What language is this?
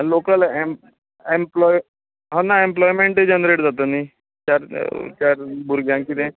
Konkani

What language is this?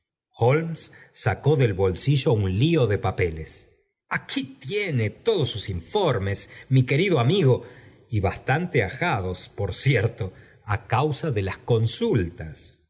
Spanish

